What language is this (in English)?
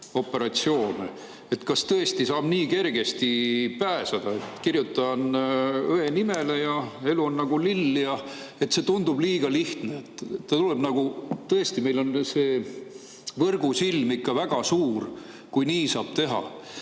Estonian